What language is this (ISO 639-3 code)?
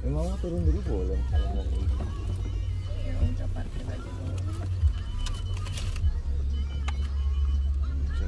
ind